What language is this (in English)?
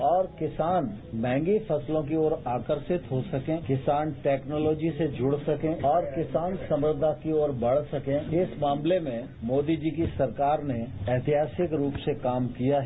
Hindi